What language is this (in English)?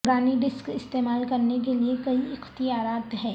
Urdu